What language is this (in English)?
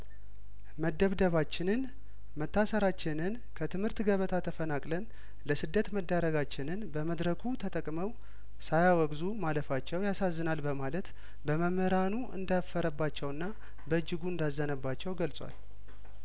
Amharic